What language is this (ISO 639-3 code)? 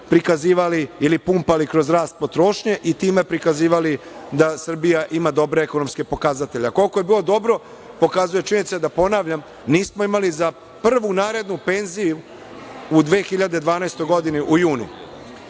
srp